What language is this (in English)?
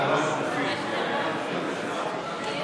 Hebrew